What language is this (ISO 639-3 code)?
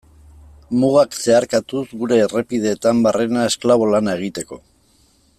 eus